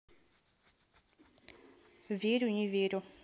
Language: Russian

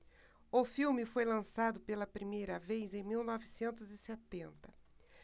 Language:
Portuguese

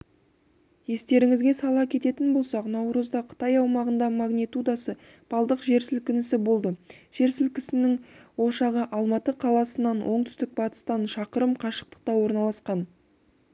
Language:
Kazakh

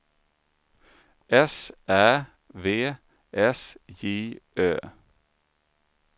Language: Swedish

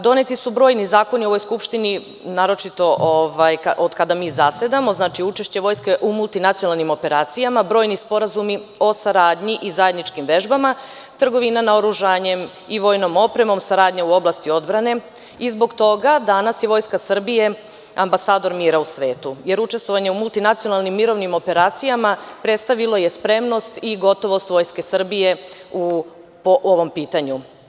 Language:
Serbian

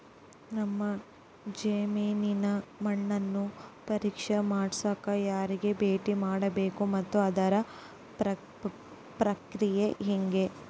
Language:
Kannada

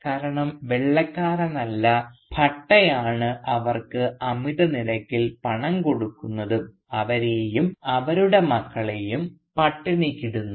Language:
Malayalam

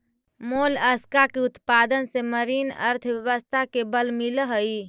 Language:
Magahi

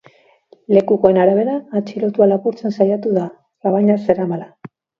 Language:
Basque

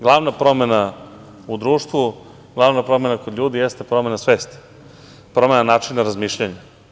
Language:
Serbian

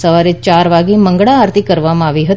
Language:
Gujarati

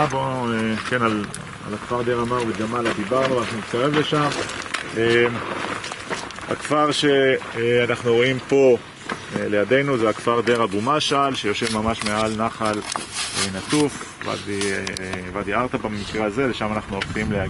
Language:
Hebrew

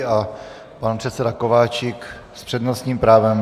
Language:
Czech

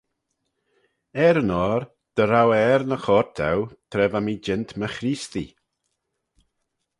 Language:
Manx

